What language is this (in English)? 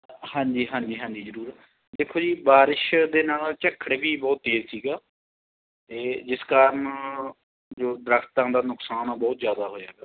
Punjabi